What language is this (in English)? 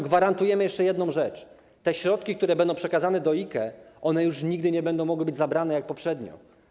Polish